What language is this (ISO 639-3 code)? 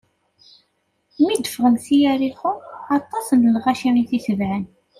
kab